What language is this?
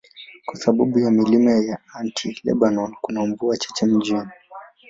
Swahili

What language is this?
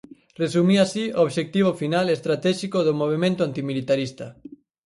Galician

